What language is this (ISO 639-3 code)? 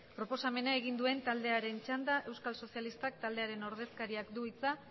eus